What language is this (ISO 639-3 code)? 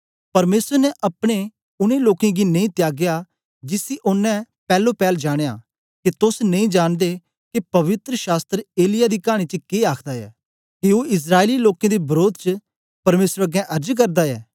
doi